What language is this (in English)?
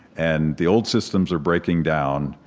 English